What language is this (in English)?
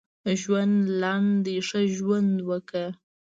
Pashto